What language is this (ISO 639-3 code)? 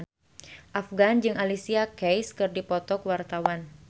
sun